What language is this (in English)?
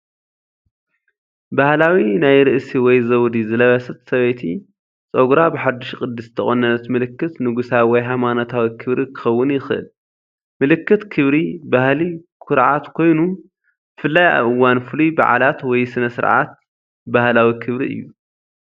Tigrinya